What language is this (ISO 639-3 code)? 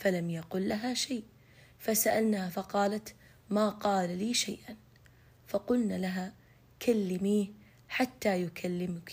ara